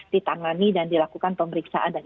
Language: Indonesian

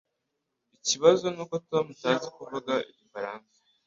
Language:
Kinyarwanda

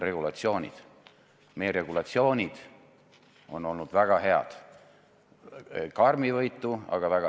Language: Estonian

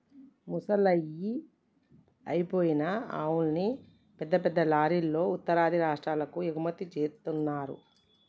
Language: Telugu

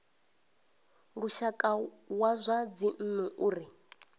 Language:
Venda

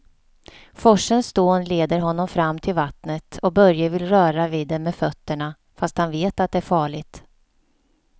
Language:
Swedish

